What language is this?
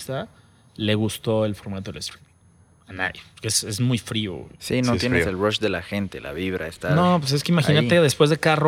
Spanish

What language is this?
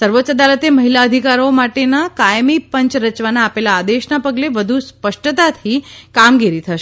Gujarati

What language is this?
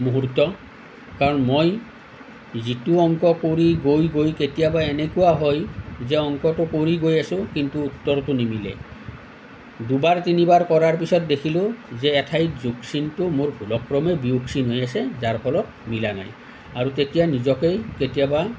Assamese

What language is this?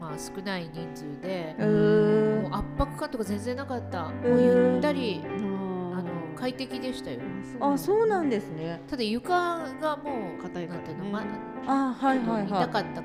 Japanese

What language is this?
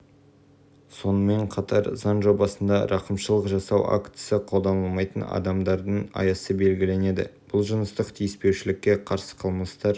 Kazakh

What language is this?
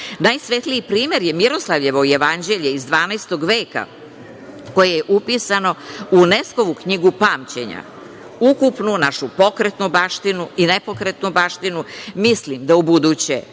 Serbian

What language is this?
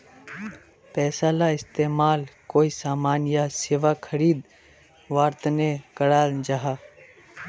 Magahi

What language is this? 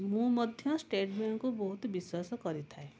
Odia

